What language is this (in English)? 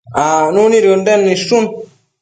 Matsés